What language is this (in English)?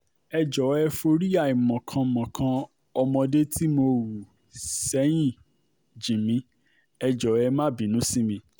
Yoruba